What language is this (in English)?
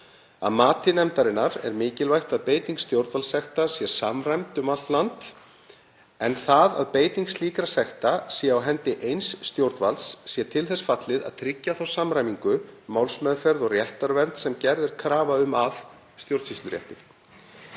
Icelandic